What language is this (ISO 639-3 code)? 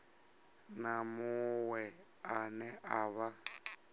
ven